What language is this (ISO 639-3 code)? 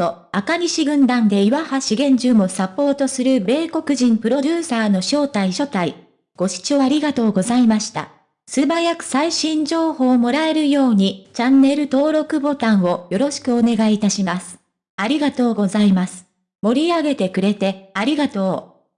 jpn